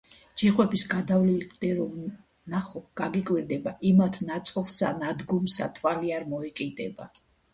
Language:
Georgian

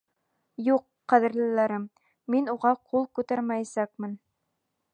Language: Bashkir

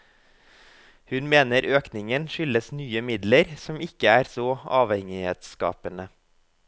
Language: Norwegian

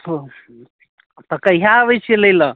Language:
Maithili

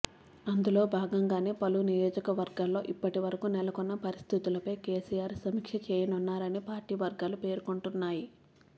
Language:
Telugu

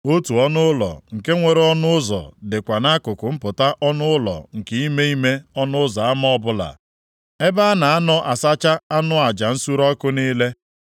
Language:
Igbo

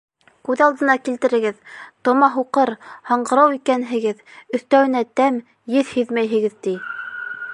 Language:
Bashkir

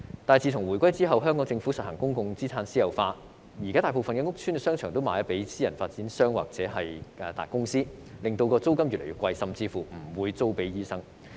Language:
Cantonese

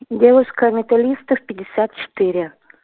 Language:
Russian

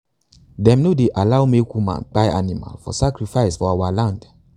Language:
Nigerian Pidgin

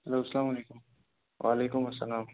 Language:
Kashmiri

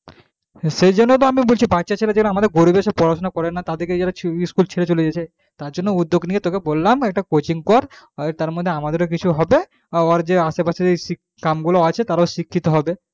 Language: Bangla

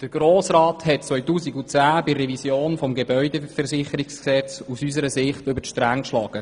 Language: Swiss German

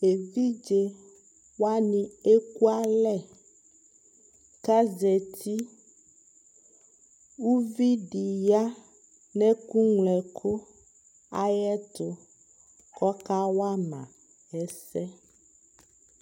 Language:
Ikposo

